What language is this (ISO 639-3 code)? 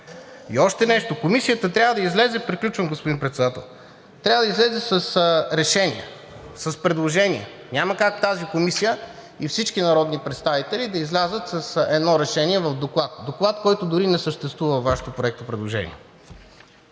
bul